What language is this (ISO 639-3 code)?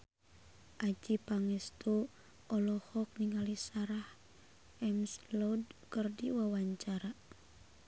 sun